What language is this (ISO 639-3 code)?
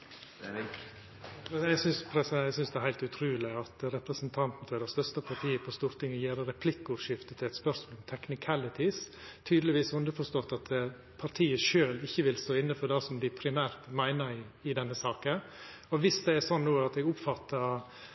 nno